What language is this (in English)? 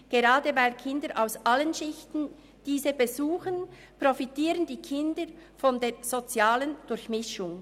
Swiss German